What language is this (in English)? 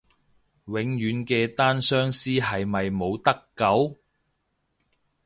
Cantonese